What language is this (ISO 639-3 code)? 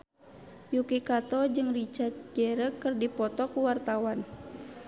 sun